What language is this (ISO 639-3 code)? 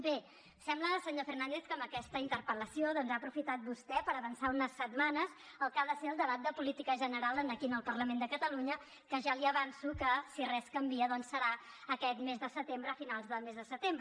cat